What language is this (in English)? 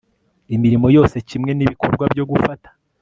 Kinyarwanda